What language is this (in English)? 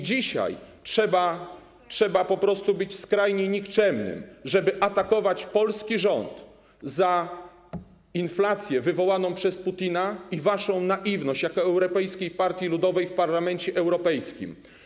Polish